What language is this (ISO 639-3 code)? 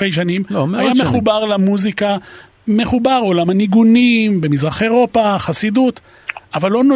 heb